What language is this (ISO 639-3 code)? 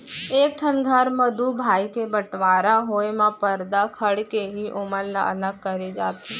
hne